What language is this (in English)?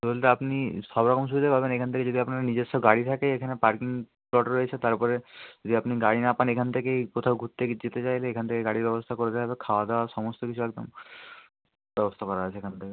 Bangla